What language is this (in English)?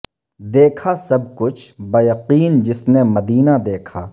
Urdu